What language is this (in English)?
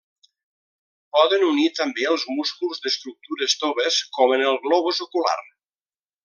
Catalan